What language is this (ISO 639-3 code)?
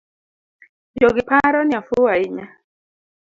luo